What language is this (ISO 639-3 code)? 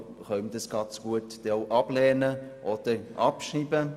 gsw